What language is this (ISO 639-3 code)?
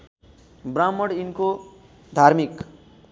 nep